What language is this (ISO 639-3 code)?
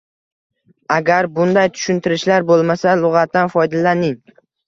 uzb